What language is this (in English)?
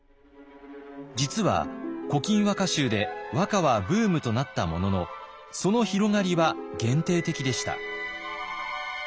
Japanese